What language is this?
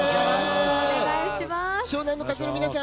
Japanese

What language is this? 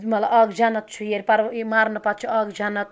Kashmiri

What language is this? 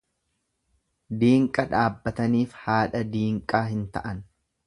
Oromo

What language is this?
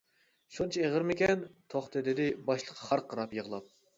Uyghur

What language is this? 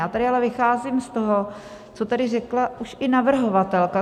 Czech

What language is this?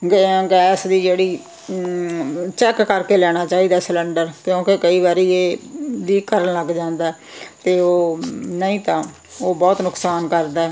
Punjabi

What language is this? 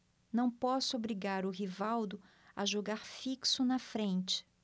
Portuguese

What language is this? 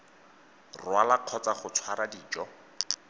Tswana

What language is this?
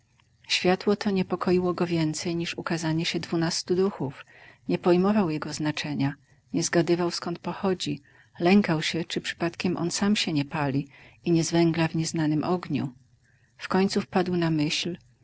Polish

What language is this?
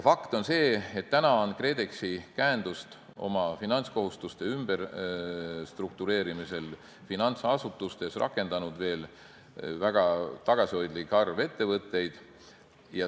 Estonian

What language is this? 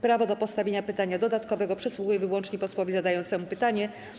Polish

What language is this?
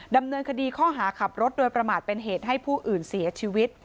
Thai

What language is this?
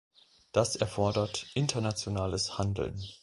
German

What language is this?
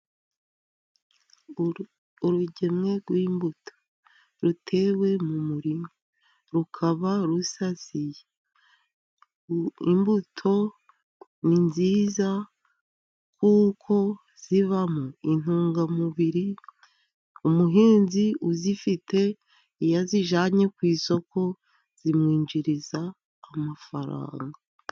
Kinyarwanda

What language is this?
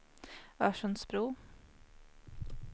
Swedish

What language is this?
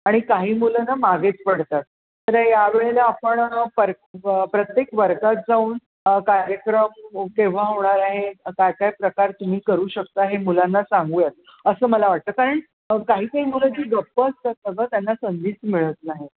Marathi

